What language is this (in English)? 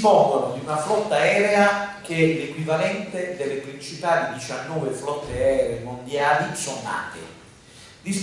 Italian